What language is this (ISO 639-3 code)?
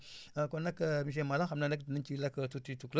wol